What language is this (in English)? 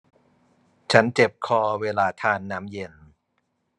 Thai